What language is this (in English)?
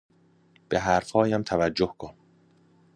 Persian